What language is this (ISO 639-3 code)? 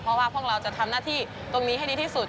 tha